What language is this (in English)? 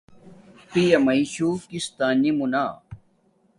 Domaaki